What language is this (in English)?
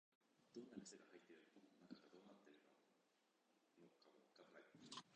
Japanese